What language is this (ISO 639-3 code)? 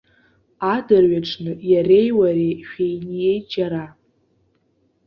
abk